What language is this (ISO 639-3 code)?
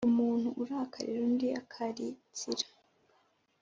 kin